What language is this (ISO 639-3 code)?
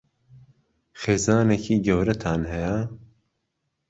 ckb